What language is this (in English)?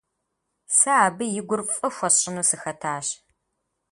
Kabardian